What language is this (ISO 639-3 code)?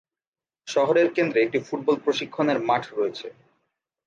ben